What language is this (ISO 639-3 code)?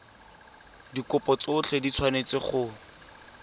tsn